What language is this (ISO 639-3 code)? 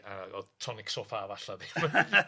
cym